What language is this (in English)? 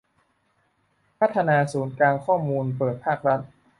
Thai